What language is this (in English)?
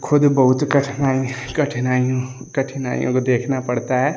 Hindi